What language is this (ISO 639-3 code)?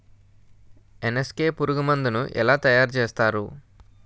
tel